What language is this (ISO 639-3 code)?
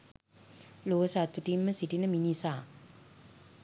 sin